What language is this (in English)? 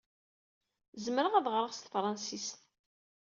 Kabyle